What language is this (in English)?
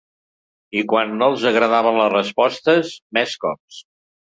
Catalan